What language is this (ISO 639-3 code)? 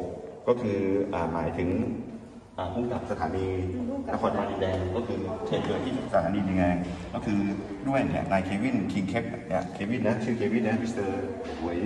tha